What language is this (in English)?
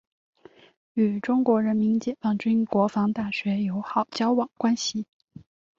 Chinese